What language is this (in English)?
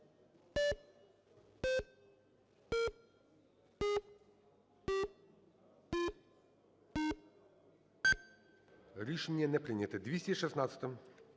Ukrainian